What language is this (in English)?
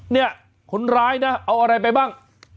Thai